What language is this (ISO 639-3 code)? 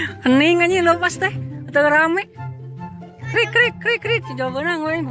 ind